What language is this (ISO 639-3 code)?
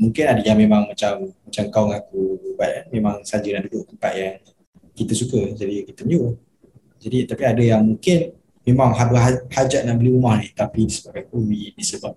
msa